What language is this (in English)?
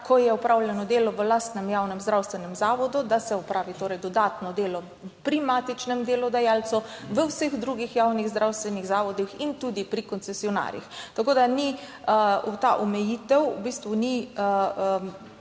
Slovenian